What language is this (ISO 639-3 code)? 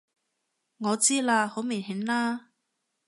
yue